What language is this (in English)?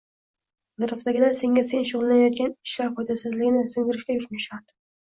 Uzbek